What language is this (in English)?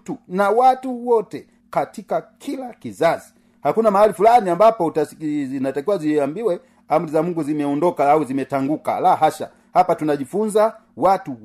Swahili